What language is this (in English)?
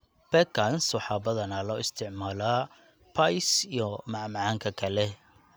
Somali